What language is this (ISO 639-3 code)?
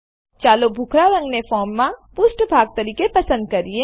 guj